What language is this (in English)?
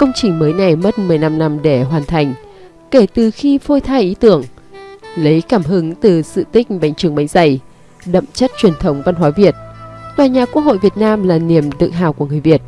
Vietnamese